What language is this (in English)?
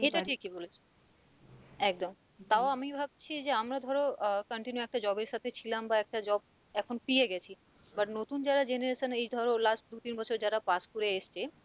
Bangla